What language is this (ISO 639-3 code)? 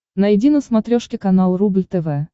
rus